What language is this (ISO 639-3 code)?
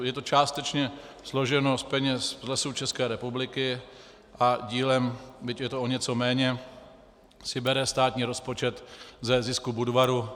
ces